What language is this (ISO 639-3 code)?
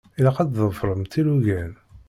kab